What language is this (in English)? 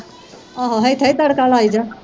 Punjabi